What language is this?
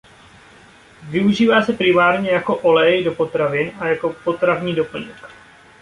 Czech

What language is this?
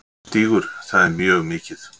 Icelandic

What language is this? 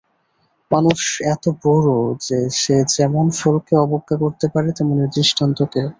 Bangla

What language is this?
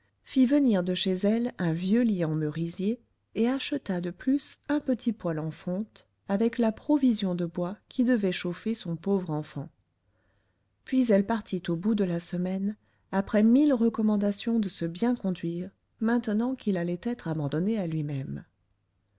French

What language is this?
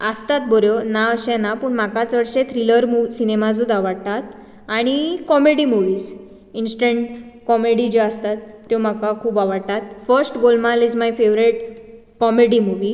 Konkani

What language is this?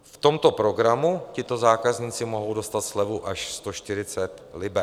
Czech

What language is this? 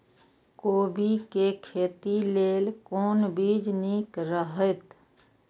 Maithili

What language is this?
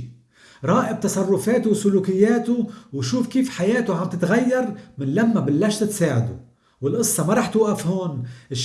Arabic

